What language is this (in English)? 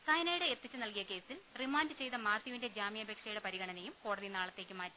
Malayalam